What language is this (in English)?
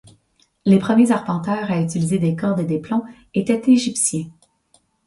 French